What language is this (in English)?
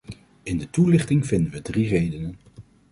Dutch